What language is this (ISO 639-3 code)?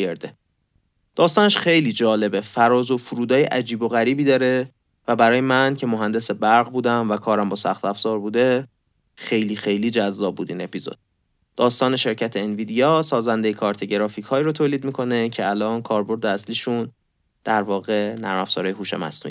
fas